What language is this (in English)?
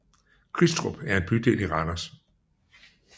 Danish